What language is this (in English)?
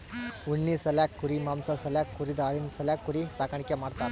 Kannada